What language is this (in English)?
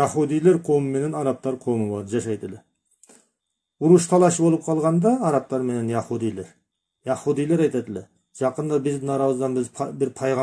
Turkish